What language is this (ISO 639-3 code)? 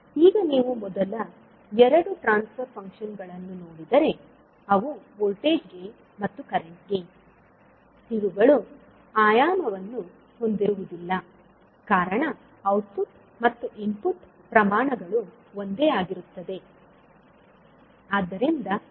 kan